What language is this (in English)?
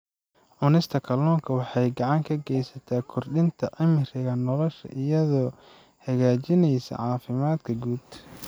Somali